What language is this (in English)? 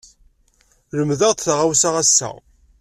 Kabyle